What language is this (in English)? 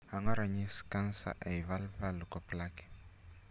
Luo (Kenya and Tanzania)